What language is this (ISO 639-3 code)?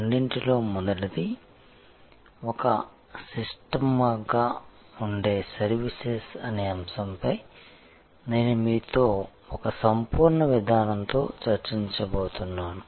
tel